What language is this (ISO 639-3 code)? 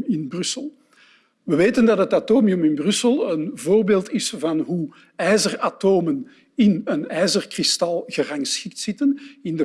nld